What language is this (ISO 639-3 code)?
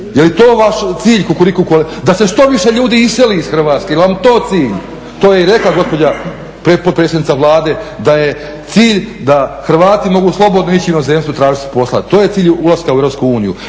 hrv